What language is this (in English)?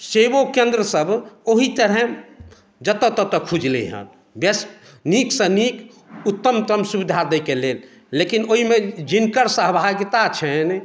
Maithili